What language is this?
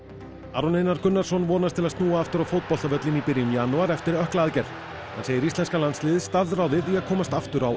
Icelandic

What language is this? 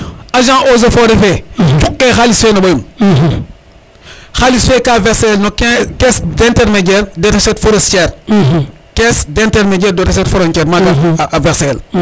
Serer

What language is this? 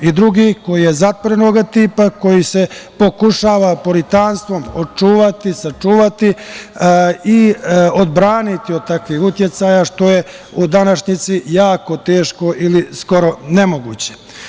Serbian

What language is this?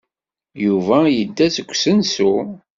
Kabyle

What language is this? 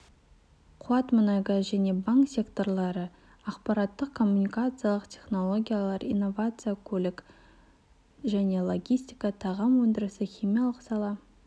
Kazakh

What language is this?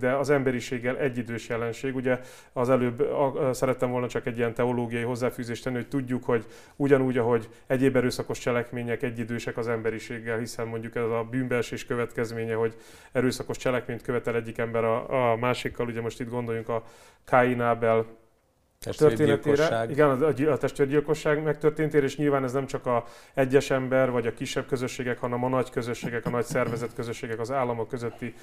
Hungarian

